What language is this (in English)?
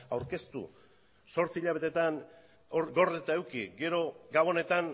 Basque